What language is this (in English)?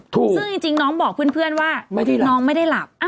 Thai